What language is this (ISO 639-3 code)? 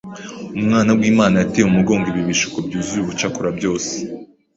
kin